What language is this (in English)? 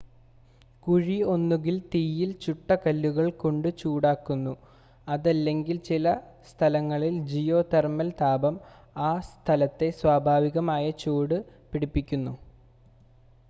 Malayalam